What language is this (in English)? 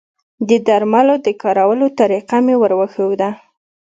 Pashto